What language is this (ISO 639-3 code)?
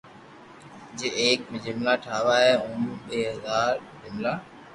lrk